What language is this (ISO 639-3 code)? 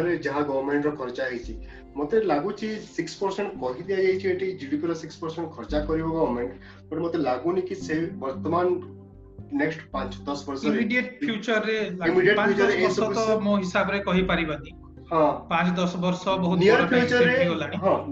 hin